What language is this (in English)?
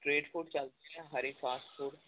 Punjabi